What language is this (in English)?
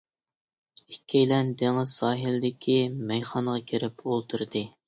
Uyghur